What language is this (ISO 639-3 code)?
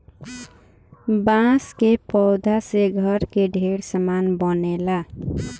bho